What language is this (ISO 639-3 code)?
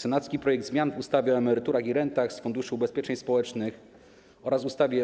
pol